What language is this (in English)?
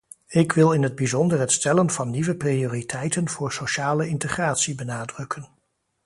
Dutch